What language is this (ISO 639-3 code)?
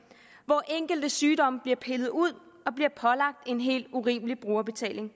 dan